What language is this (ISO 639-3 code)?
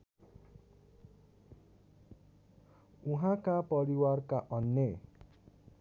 nep